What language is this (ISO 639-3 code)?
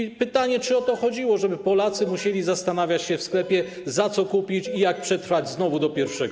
pol